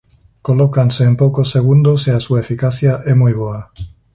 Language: Galician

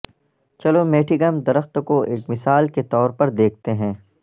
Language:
Urdu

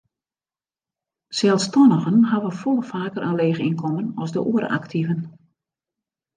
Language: Western Frisian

